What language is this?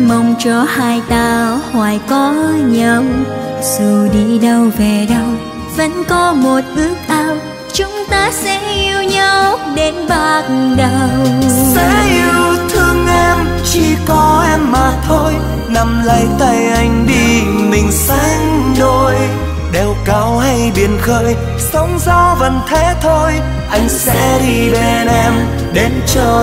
Vietnamese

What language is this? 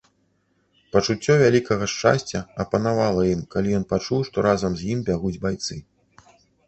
Belarusian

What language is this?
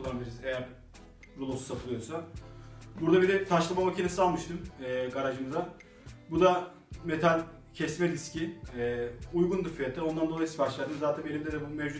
Turkish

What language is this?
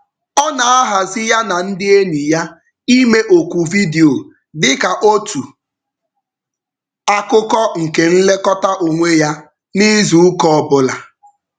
Igbo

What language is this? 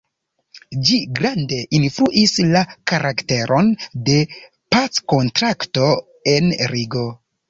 Esperanto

